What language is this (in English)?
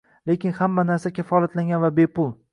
Uzbek